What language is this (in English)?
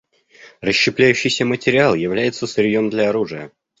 Russian